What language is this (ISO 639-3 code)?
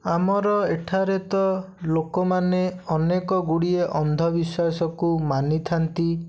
ori